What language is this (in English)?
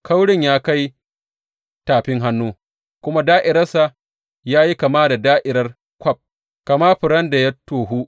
Hausa